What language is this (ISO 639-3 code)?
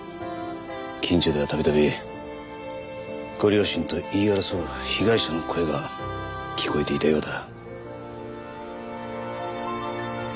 jpn